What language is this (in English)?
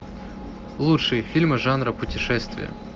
Russian